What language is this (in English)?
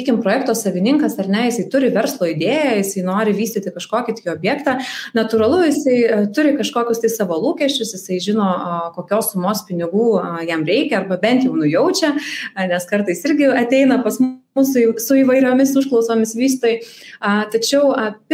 English